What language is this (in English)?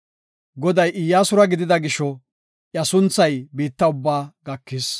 Gofa